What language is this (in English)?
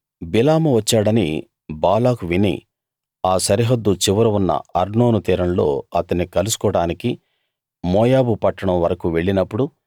Telugu